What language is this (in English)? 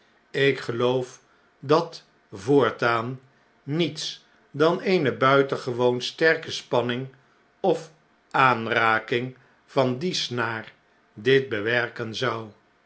Dutch